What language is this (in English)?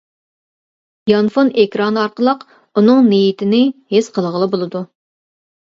Uyghur